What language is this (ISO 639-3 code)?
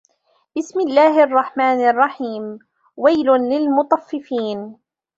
ara